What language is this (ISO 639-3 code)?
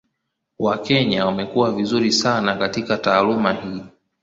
swa